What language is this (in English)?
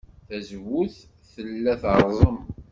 Kabyle